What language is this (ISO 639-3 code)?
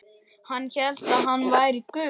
isl